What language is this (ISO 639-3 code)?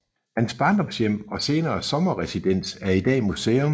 dan